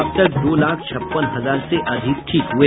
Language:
Hindi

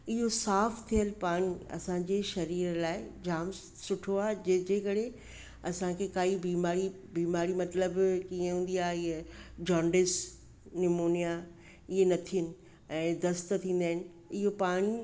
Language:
Sindhi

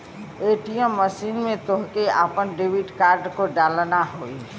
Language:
Bhojpuri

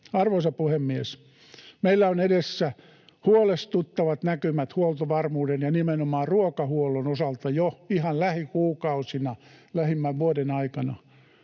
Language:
Finnish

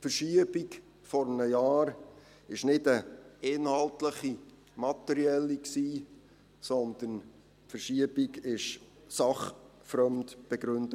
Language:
Swiss German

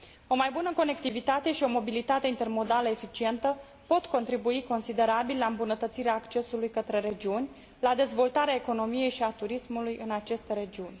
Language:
Romanian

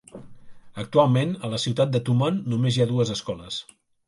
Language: Catalan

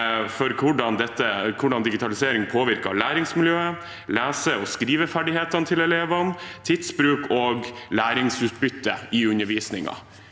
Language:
Norwegian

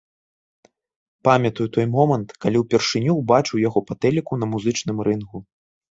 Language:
Belarusian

